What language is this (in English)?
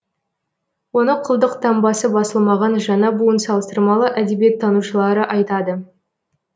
Kazakh